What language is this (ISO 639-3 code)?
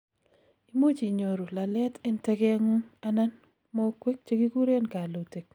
kln